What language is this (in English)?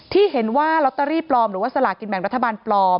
Thai